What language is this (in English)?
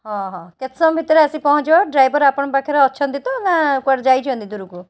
Odia